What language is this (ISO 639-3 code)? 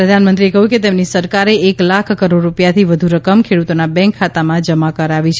guj